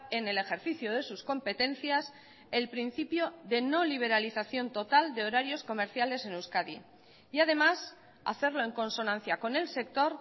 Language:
Spanish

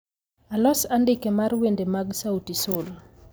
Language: Luo (Kenya and Tanzania)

